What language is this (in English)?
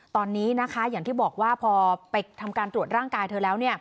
Thai